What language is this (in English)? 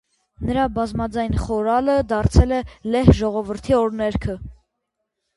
Armenian